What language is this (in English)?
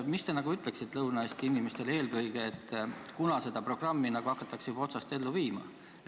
Estonian